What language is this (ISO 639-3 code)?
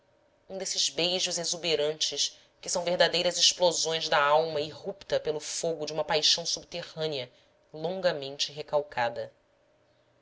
por